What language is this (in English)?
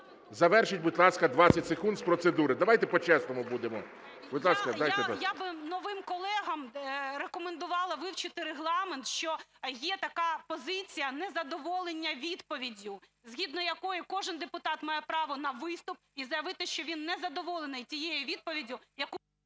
Ukrainian